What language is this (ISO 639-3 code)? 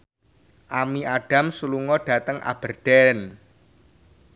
jav